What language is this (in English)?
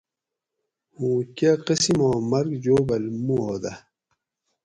Gawri